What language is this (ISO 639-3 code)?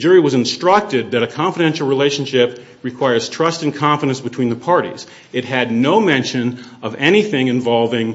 eng